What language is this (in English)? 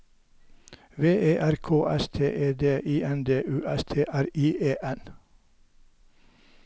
Norwegian